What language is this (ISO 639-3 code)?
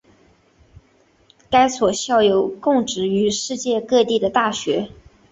zho